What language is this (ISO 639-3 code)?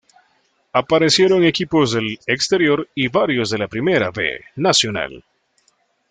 spa